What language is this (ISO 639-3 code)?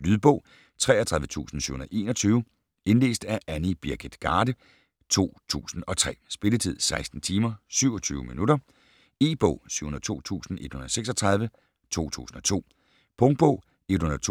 dan